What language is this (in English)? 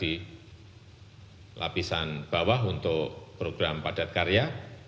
Indonesian